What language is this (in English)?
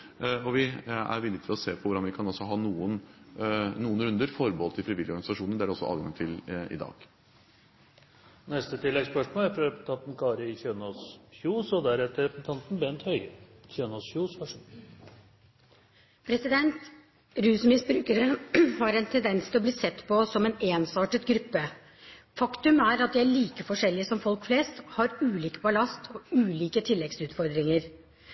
Norwegian